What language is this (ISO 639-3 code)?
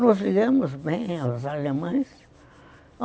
por